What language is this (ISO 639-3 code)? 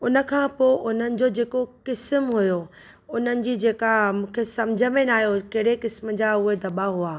snd